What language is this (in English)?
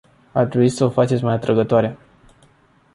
Romanian